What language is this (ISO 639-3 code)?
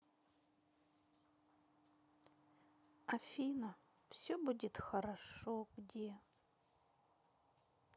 rus